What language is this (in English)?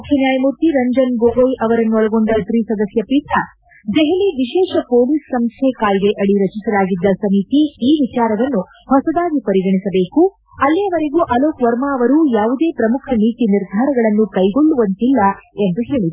Kannada